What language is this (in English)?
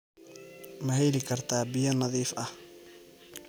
Somali